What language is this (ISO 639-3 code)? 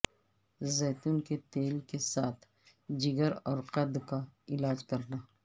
urd